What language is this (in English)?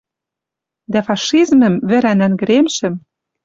Western Mari